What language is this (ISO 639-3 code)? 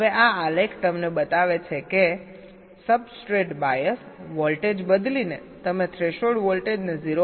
guj